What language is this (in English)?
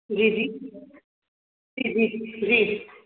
Sindhi